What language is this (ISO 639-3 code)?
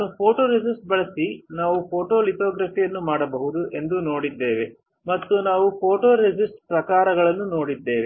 kan